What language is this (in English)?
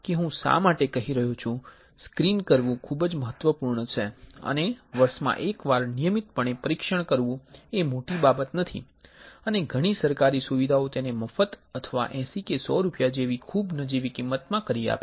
Gujarati